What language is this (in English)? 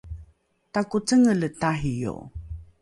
Rukai